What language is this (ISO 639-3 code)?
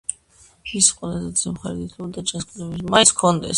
kat